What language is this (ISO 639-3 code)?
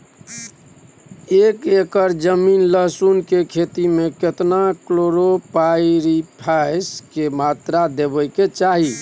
mai